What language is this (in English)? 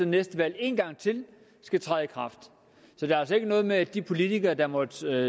Danish